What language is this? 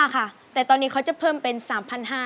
Thai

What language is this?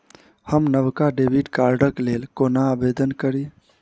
Maithili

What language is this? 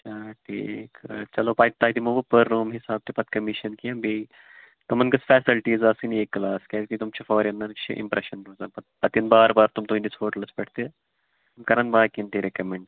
Kashmiri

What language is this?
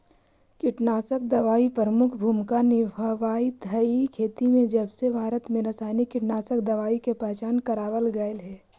Magahi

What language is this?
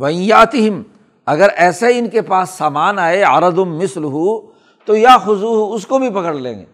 Urdu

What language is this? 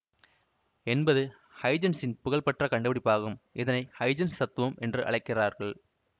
Tamil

